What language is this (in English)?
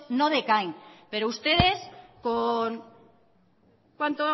Spanish